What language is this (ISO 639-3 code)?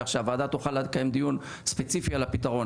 heb